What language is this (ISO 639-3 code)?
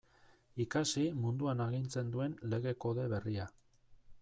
eus